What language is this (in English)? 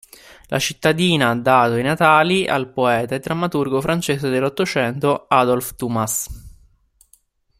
Italian